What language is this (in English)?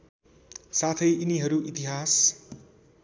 Nepali